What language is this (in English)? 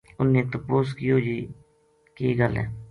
Gujari